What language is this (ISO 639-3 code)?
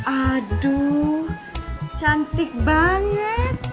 ind